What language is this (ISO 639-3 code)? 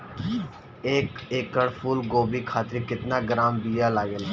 bho